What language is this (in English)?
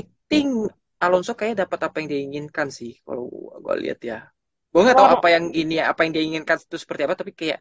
Indonesian